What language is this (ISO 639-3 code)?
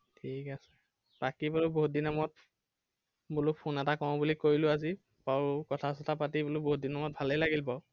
asm